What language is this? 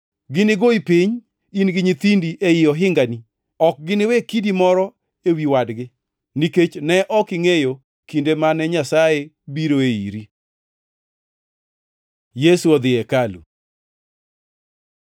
Luo (Kenya and Tanzania)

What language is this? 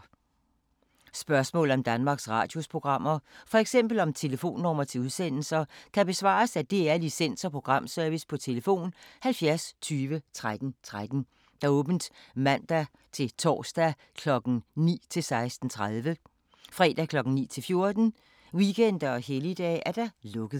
Danish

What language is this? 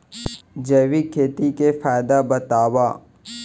Chhattisgarhi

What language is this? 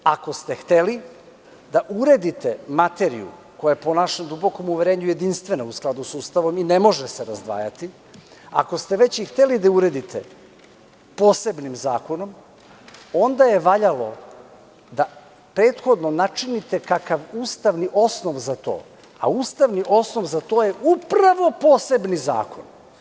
Serbian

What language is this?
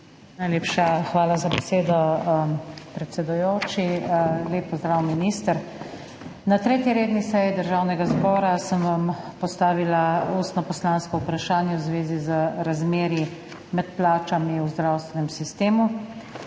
Slovenian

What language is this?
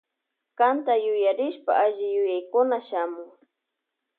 Loja Highland Quichua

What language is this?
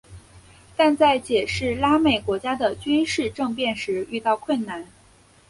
Chinese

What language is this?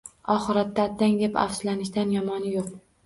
Uzbek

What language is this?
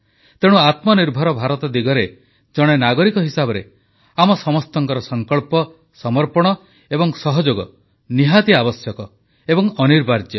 Odia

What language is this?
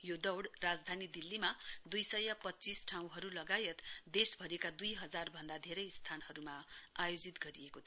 Nepali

